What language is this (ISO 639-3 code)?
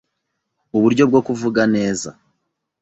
kin